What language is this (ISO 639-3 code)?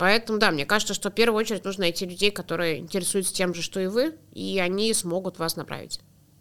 rus